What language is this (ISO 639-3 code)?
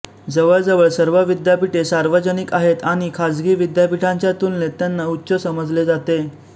mar